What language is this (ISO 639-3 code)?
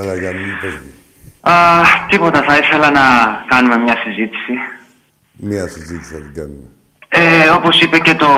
ell